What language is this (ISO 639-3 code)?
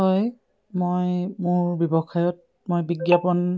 asm